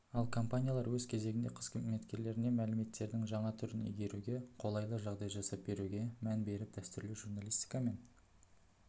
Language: Kazakh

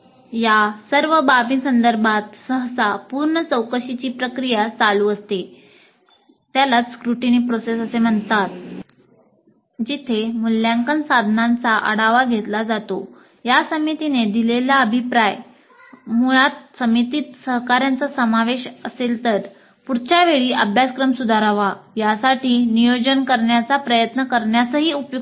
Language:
Marathi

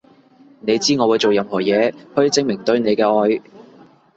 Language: Cantonese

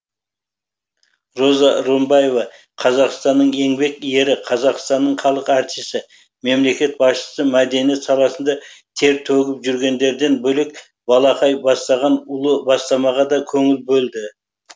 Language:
Kazakh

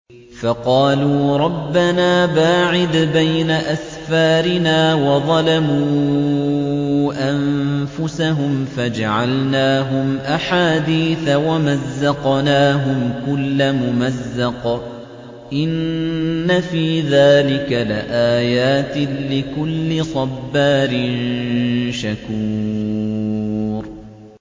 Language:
Arabic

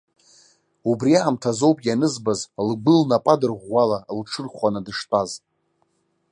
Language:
Abkhazian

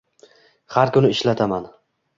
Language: Uzbek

